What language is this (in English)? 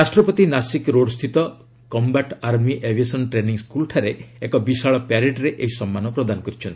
Odia